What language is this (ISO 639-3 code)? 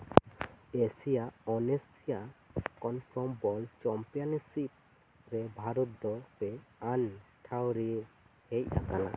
sat